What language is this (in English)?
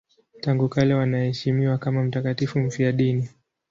Swahili